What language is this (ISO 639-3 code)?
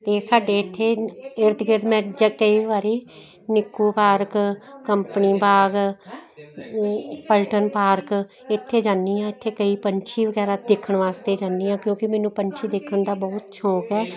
pan